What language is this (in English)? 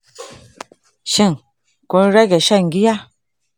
Hausa